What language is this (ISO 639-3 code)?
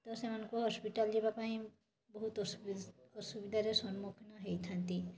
ori